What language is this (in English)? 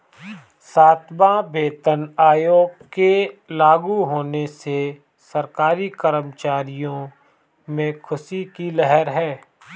Hindi